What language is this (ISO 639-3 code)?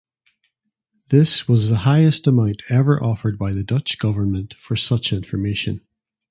eng